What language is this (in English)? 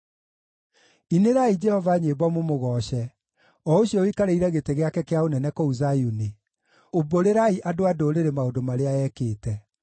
Kikuyu